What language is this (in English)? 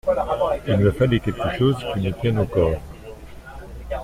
French